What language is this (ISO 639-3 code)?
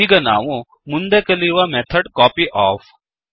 kan